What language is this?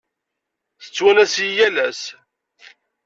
Kabyle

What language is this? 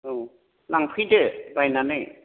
Bodo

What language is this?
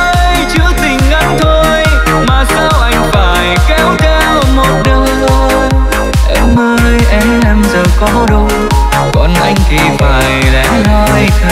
Vietnamese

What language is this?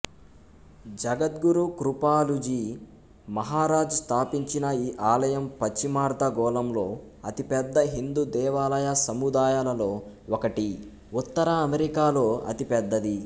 Telugu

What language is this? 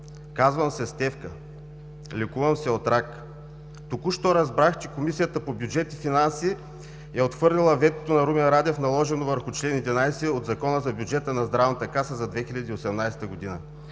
Bulgarian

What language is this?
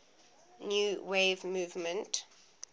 English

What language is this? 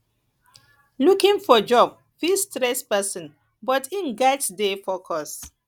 Nigerian Pidgin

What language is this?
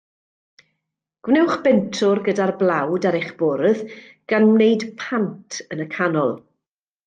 Welsh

